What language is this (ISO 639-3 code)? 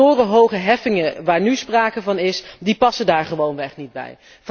nld